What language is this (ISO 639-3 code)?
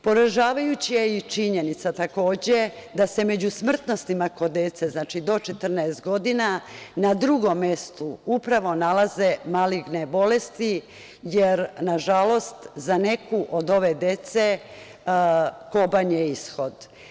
srp